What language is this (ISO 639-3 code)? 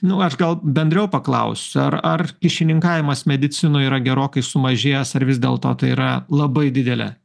lit